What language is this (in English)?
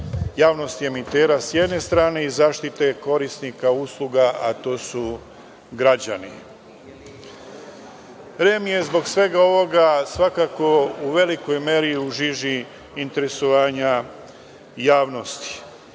Serbian